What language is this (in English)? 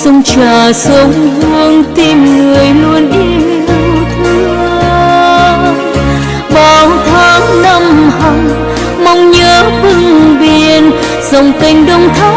Vietnamese